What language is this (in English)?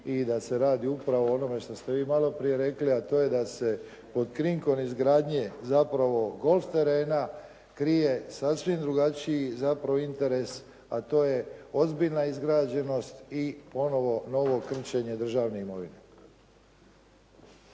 Croatian